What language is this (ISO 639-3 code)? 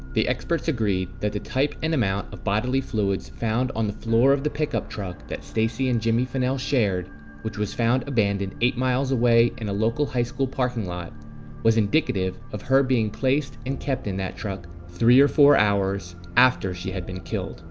eng